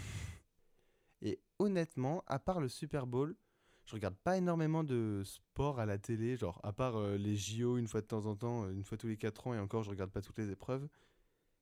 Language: French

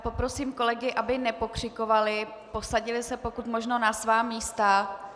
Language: Czech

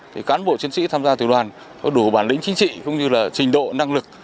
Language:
Vietnamese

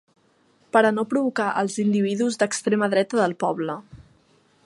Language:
Catalan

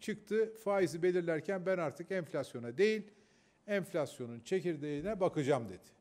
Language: Turkish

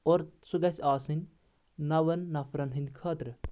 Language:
Kashmiri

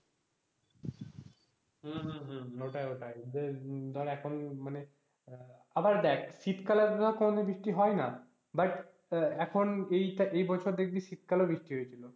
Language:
Bangla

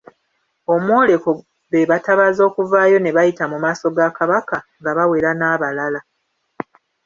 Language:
Ganda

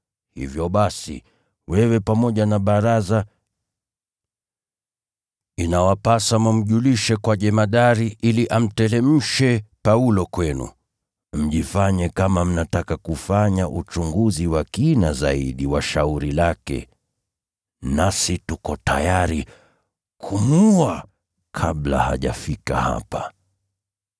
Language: Swahili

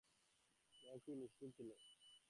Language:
Bangla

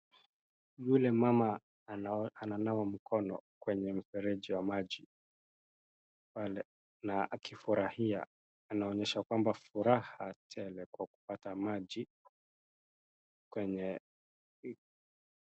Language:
Swahili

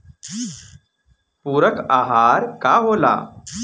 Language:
Bhojpuri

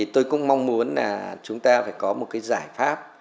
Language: Vietnamese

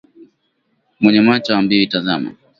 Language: Swahili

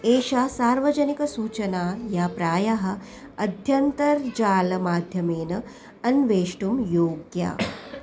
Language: Sanskrit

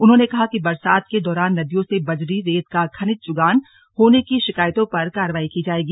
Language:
Hindi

